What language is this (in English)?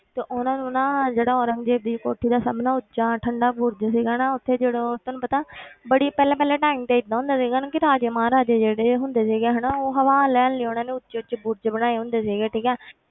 Punjabi